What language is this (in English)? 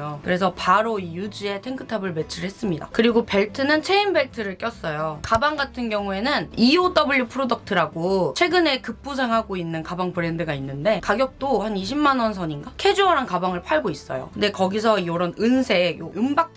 Korean